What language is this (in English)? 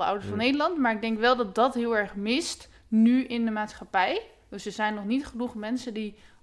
Dutch